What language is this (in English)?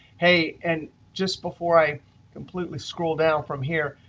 English